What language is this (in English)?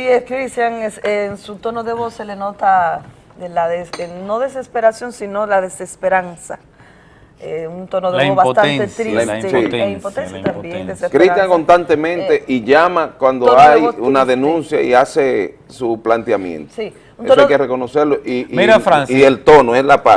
Spanish